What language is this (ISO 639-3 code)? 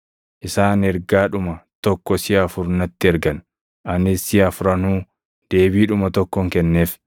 orm